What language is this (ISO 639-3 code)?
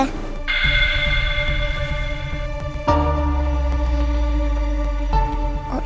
ind